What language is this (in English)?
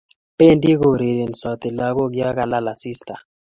Kalenjin